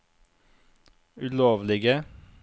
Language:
Norwegian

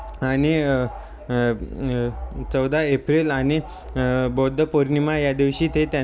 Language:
Marathi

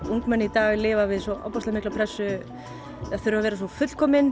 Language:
Icelandic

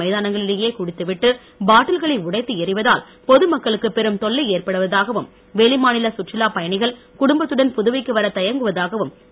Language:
Tamil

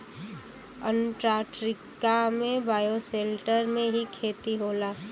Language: Bhojpuri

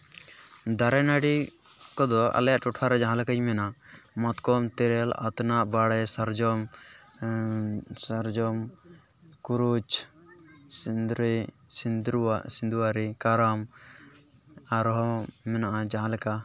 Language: Santali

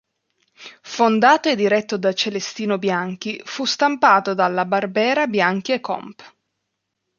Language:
Italian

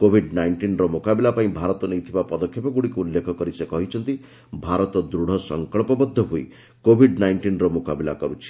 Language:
Odia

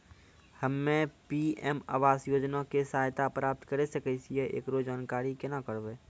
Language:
Maithili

